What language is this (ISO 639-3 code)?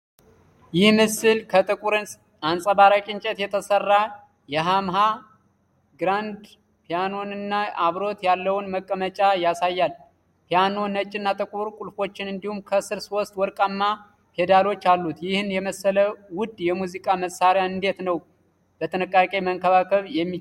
amh